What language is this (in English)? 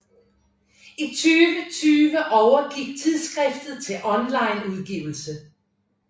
Danish